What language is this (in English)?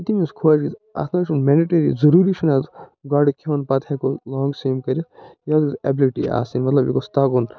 Kashmiri